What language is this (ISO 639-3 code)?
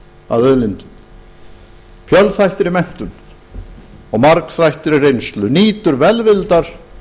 isl